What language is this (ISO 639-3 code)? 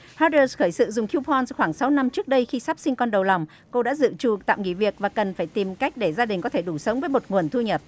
vie